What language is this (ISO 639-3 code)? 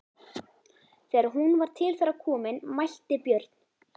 isl